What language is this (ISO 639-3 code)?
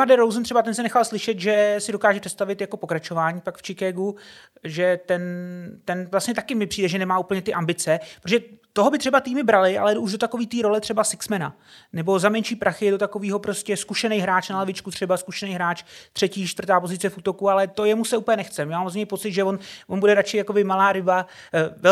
ces